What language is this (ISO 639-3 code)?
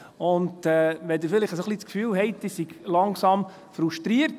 gsw